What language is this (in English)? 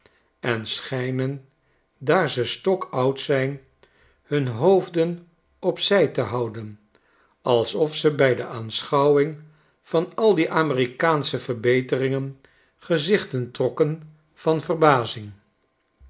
Dutch